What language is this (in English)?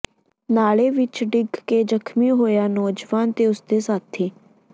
Punjabi